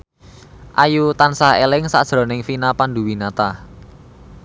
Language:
Javanese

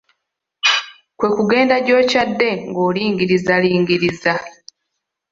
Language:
Ganda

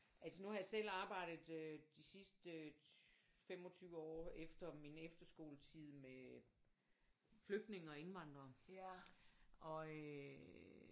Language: Danish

